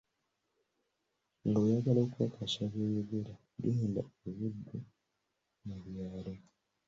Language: Ganda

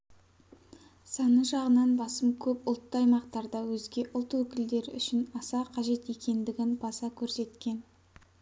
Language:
Kazakh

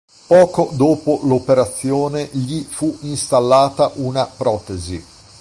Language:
Italian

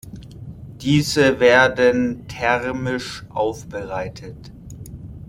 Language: German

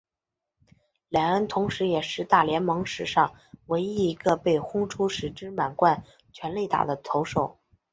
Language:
Chinese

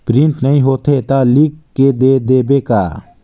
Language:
Chhattisgarhi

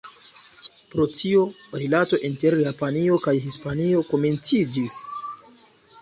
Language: Esperanto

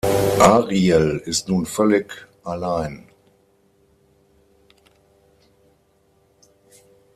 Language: German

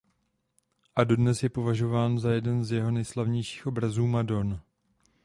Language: Czech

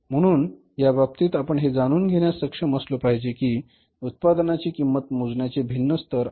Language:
Marathi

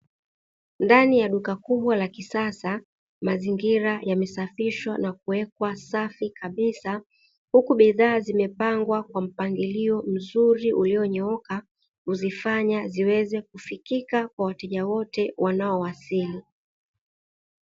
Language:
Swahili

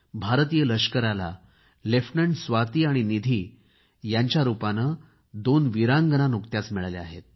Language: Marathi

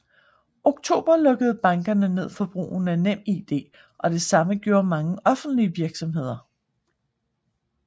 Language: Danish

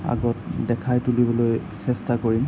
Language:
Assamese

